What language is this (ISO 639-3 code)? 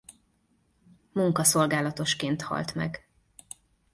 hun